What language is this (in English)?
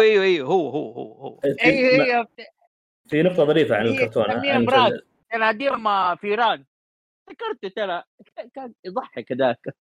Arabic